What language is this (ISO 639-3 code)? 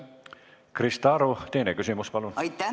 est